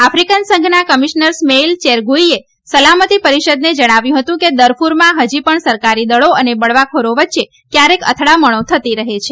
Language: Gujarati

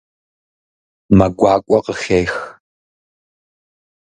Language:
Kabardian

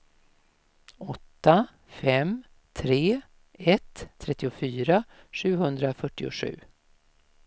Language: Swedish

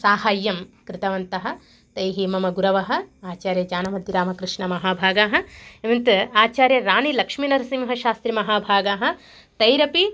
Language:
Sanskrit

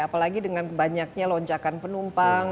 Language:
Indonesian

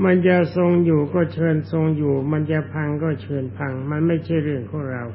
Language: Thai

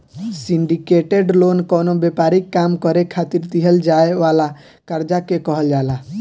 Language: Bhojpuri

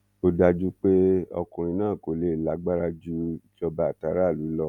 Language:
Yoruba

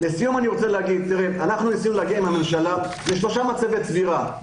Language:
Hebrew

